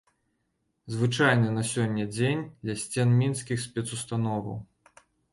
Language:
Belarusian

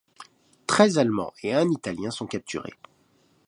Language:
French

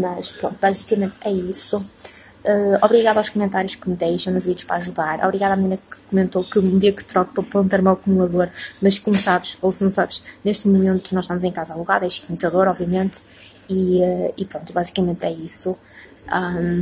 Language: Portuguese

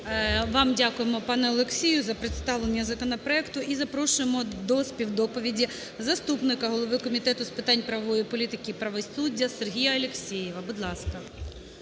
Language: Ukrainian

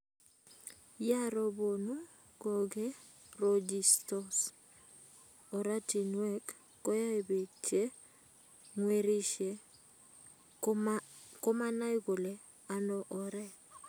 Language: Kalenjin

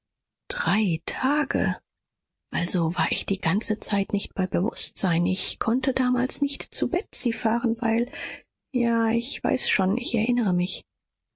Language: German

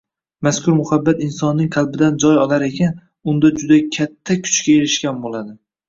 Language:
Uzbek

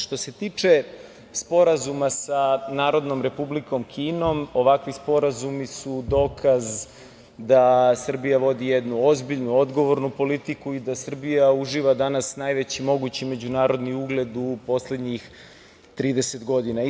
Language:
Serbian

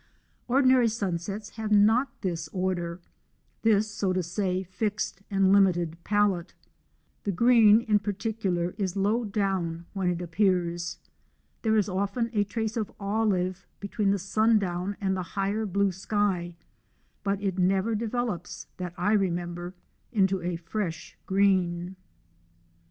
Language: English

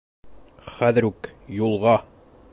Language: Bashkir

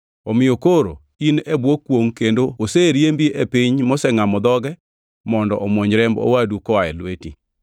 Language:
Luo (Kenya and Tanzania)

